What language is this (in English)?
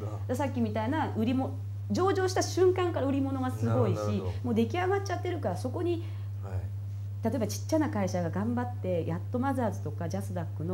Japanese